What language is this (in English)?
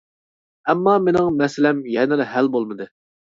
Uyghur